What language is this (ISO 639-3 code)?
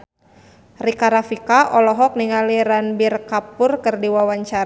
sun